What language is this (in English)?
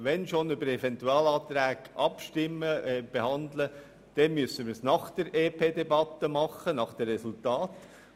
Swiss German